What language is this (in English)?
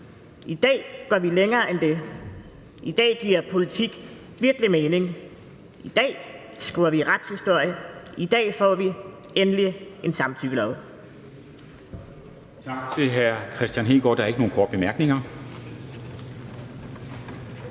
Danish